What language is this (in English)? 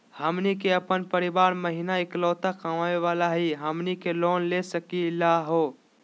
Magahi